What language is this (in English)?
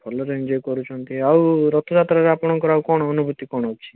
Odia